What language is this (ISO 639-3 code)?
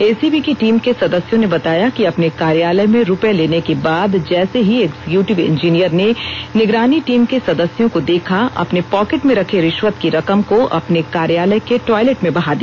hin